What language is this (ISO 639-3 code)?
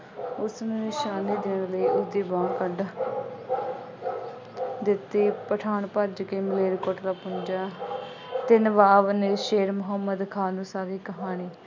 pan